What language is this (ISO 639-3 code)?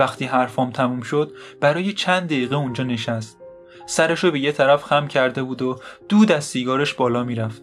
fas